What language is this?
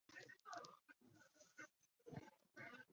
Chinese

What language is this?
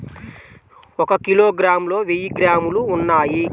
Telugu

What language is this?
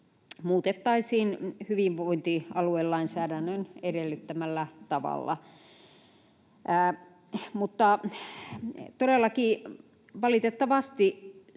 Finnish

